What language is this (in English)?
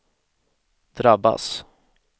Swedish